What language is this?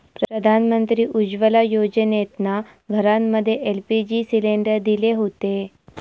Marathi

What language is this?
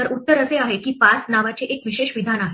Marathi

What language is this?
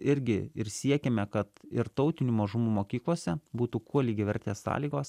Lithuanian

